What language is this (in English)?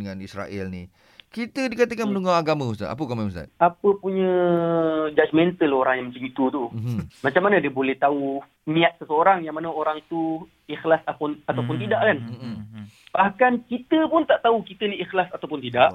Malay